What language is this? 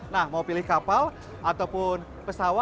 Indonesian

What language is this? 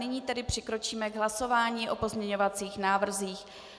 Czech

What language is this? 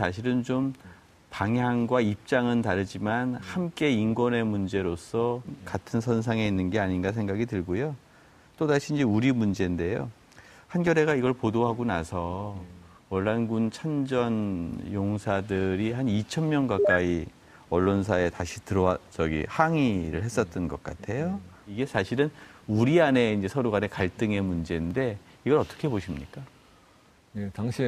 Korean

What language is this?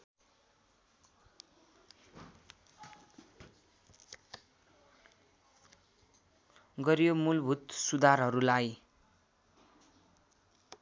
Nepali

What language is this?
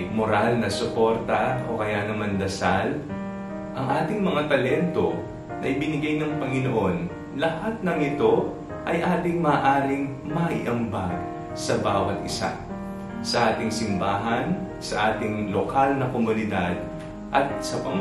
Filipino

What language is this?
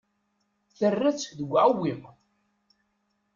Kabyle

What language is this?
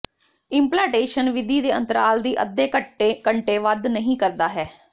Punjabi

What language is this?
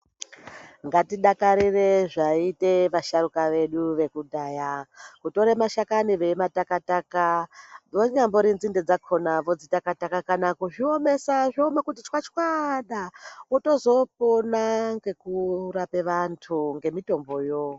Ndau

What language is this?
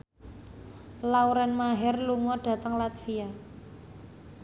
Javanese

